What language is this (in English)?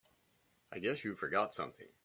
English